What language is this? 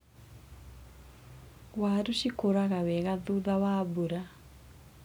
Kikuyu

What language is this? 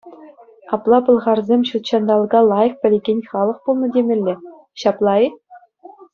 Chuvash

